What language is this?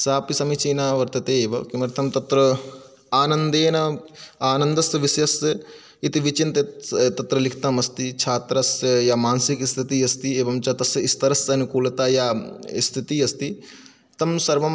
Sanskrit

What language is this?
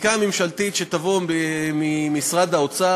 Hebrew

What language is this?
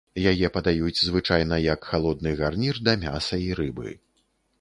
Belarusian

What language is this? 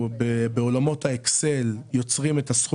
Hebrew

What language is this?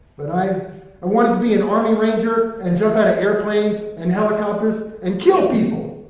English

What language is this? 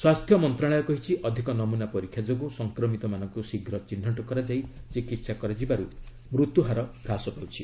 Odia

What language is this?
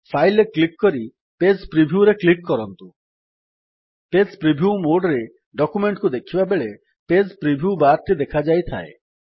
Odia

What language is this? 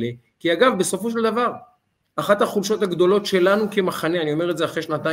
Hebrew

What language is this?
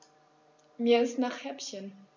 German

